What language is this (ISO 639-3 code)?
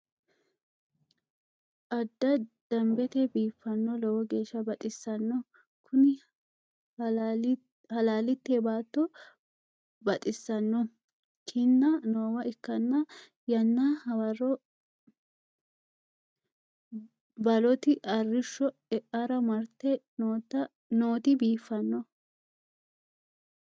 sid